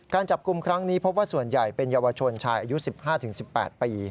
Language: Thai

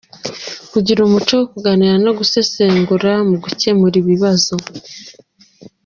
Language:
Kinyarwanda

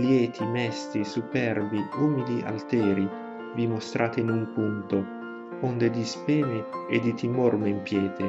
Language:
Italian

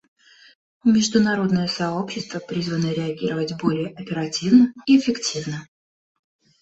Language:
Russian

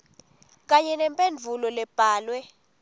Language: Swati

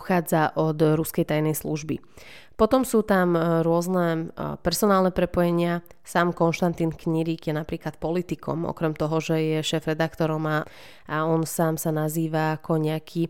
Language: Slovak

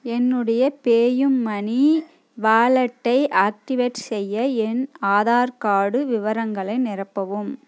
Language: Tamil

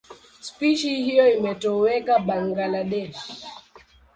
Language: Swahili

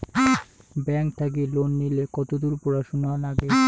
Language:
Bangla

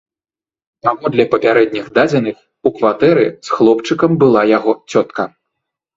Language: Belarusian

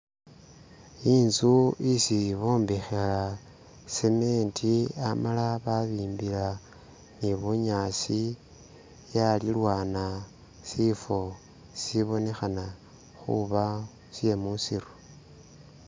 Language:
Masaaba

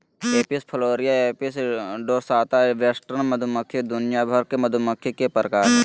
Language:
Magahi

